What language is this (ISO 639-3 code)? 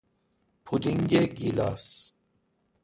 fas